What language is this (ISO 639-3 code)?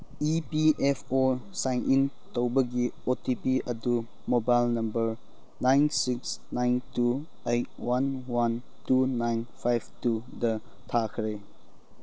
mni